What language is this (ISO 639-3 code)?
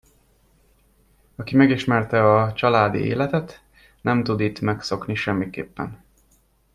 hun